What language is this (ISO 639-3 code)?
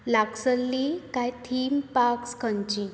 kok